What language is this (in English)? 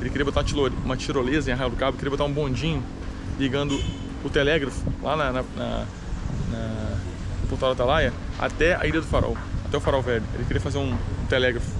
Portuguese